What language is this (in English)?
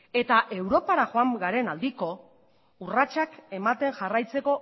Basque